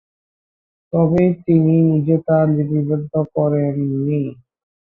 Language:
Bangla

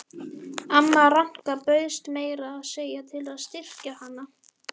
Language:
Icelandic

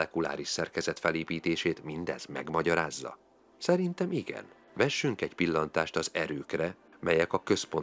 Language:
Hungarian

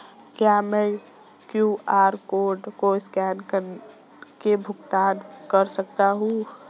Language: Hindi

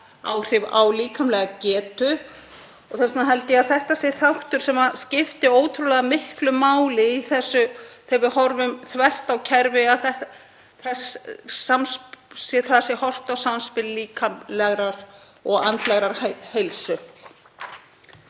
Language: Icelandic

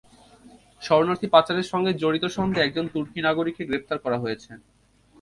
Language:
Bangla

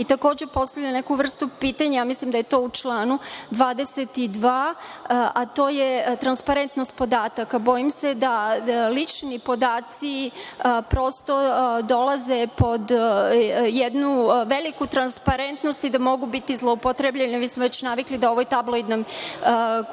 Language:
Serbian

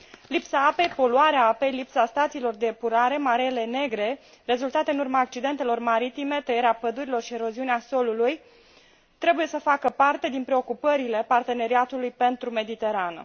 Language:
Romanian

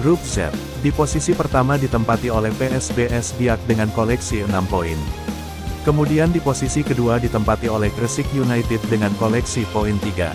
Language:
Indonesian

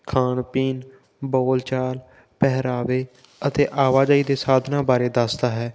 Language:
Punjabi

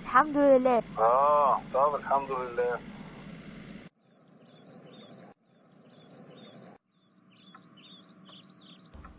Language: Arabic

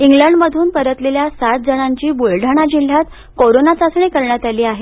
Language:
Marathi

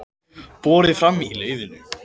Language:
Icelandic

